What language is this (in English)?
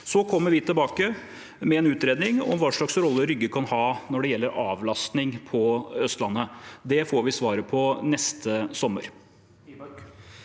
Norwegian